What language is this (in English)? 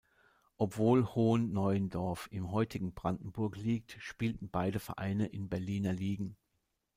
German